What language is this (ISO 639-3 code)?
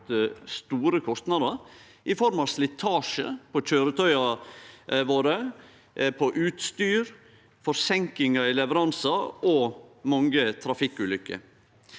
nor